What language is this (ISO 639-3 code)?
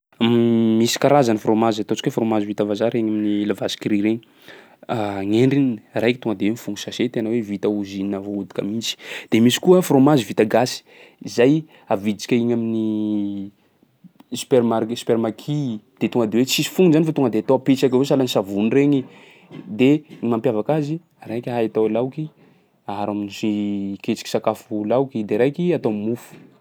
skg